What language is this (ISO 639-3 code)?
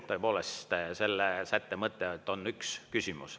est